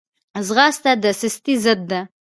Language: Pashto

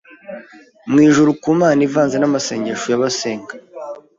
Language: Kinyarwanda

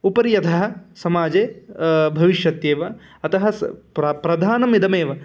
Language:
Sanskrit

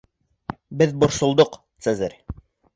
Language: Bashkir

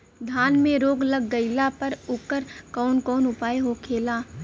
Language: Bhojpuri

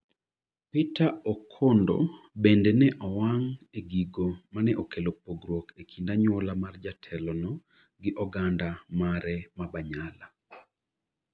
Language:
Luo (Kenya and Tanzania)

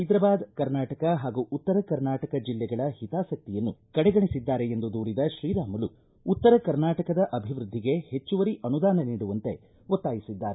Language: Kannada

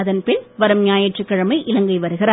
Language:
Tamil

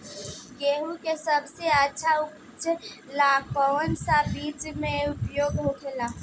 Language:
Bhojpuri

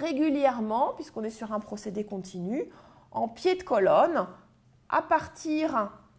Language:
French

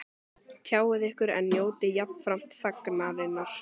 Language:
Icelandic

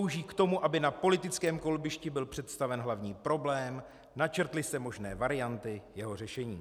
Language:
Czech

